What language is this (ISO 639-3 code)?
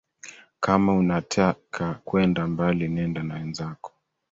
swa